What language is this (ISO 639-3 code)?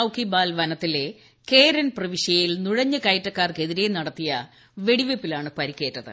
mal